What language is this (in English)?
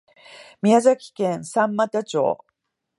Japanese